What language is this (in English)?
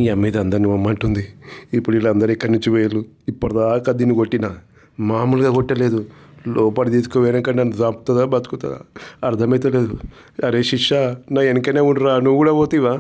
Telugu